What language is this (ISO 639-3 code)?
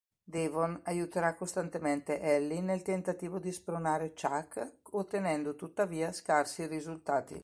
ita